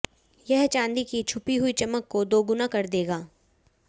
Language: Hindi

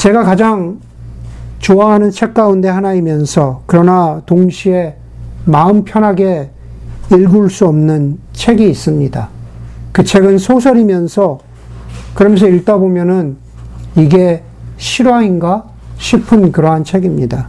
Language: Korean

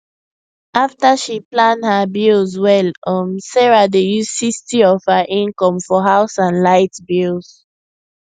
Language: Nigerian Pidgin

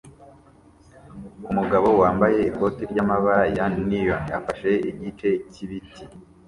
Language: Kinyarwanda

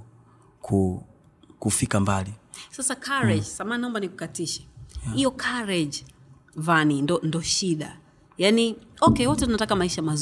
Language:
Swahili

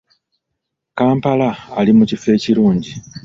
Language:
Ganda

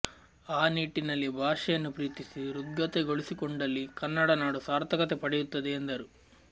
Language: Kannada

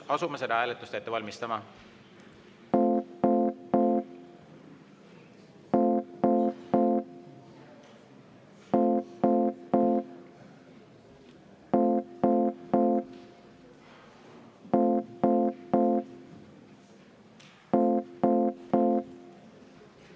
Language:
Estonian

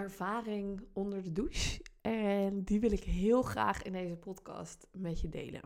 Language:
Dutch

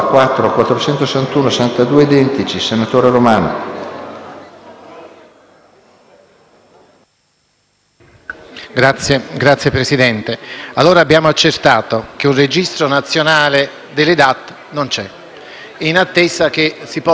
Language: Italian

